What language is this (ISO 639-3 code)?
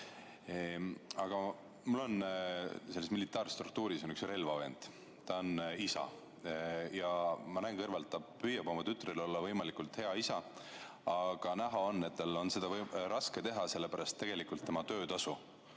est